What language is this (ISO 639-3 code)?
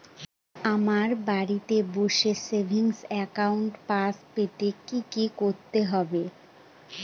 ben